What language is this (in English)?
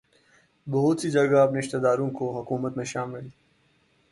Urdu